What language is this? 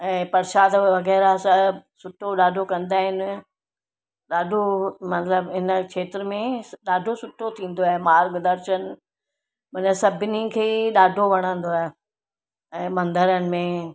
Sindhi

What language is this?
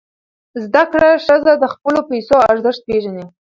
Pashto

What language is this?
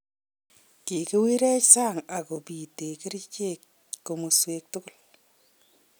Kalenjin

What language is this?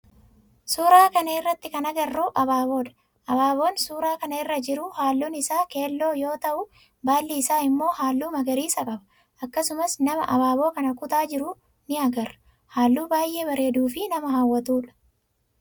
Oromo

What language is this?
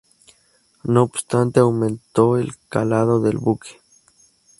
Spanish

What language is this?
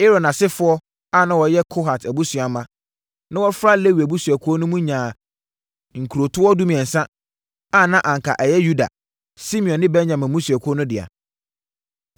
Akan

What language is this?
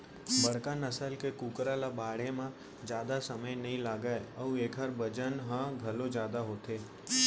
Chhattisgarhi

